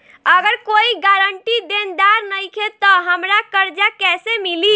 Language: Bhojpuri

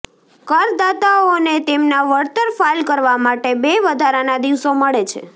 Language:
Gujarati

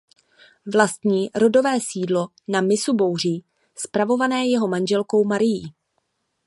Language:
Czech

